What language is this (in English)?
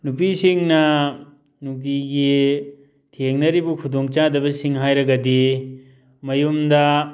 Manipuri